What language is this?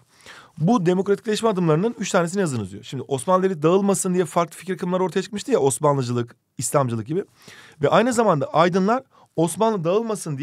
Turkish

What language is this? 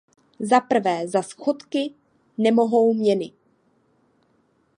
Czech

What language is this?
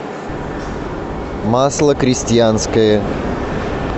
Russian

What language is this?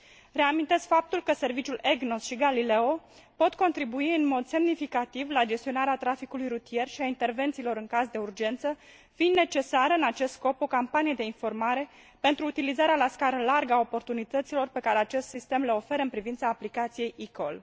Romanian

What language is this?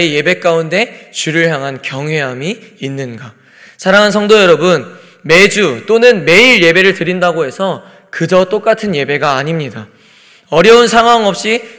Korean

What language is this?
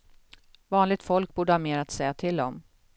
Swedish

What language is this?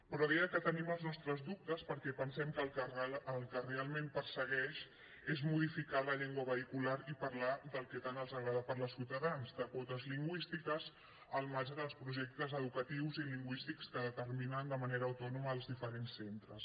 Catalan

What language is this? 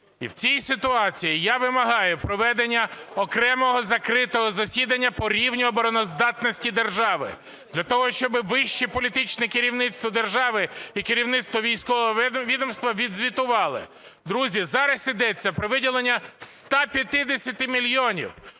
Ukrainian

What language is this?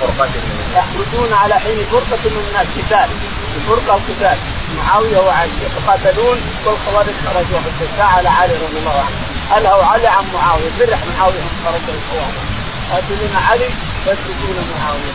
Arabic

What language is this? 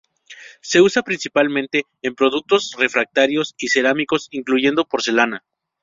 Spanish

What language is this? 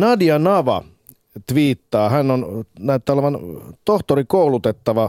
Finnish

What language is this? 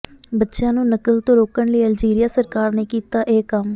Punjabi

